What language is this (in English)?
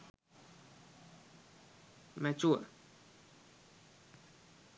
Sinhala